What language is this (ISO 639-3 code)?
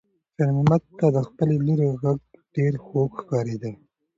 pus